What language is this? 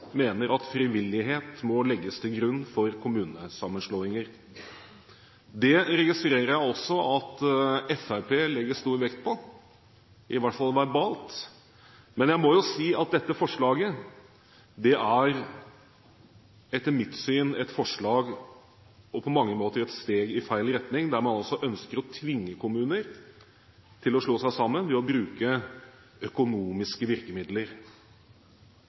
Norwegian Bokmål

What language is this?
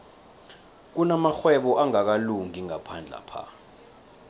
South Ndebele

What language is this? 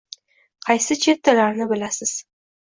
Uzbek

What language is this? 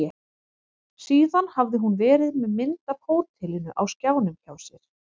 Icelandic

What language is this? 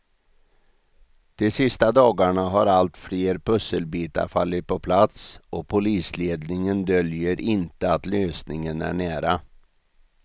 Swedish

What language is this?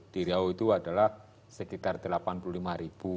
Indonesian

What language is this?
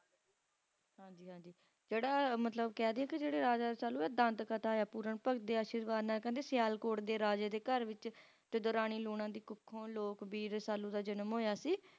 Punjabi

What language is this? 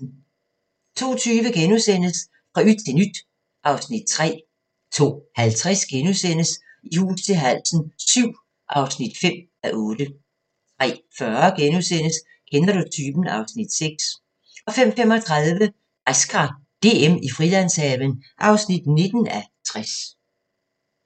Danish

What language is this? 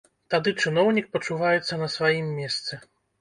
Belarusian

